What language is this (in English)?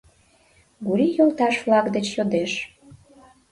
Mari